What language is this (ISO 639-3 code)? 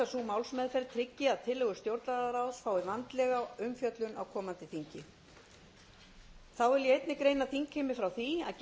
isl